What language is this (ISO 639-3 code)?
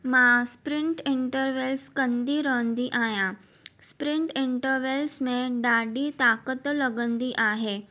snd